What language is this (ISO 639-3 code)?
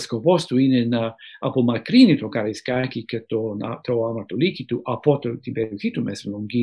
ell